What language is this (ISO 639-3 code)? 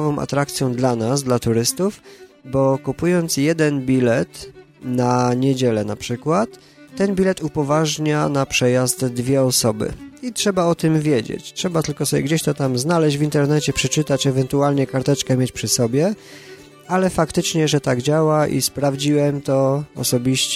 pol